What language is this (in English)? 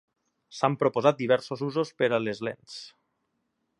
Catalan